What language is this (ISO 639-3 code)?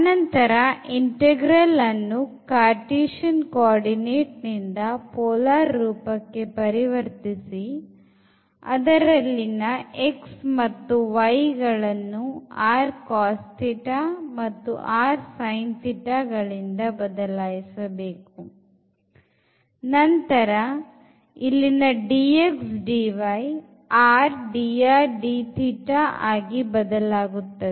kan